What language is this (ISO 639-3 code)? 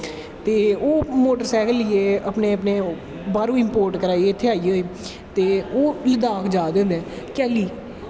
doi